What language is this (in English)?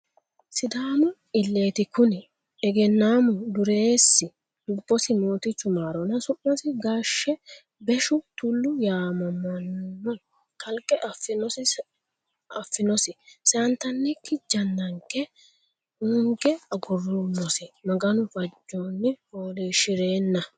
Sidamo